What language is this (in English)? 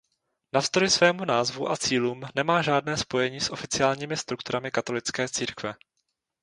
Czech